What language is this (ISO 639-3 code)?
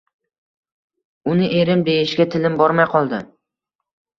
uzb